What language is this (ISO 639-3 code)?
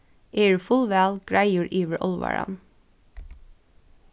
fao